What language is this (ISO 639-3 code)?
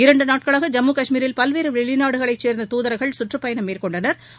tam